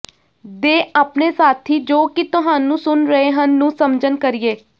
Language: Punjabi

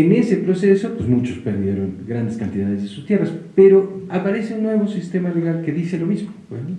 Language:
Spanish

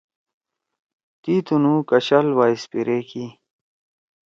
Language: Torwali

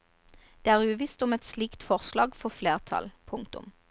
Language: Norwegian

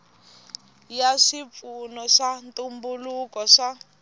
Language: Tsonga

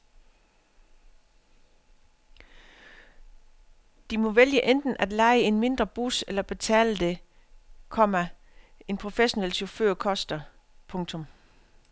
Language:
Danish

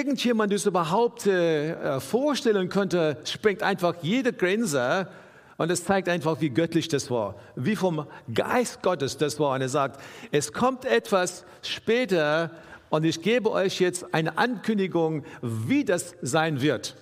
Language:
German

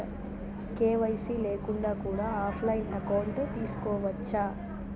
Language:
Telugu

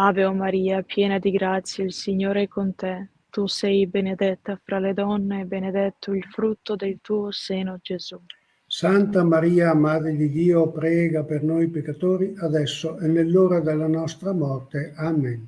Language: Italian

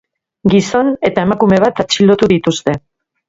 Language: Basque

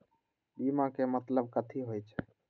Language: Magahi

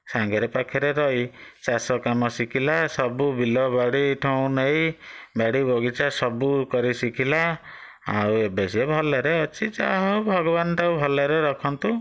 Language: Odia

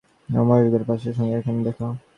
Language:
Bangla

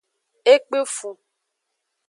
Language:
Aja (Benin)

